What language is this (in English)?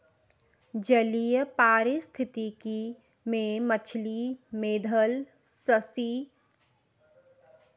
Hindi